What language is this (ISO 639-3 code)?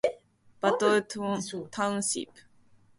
eng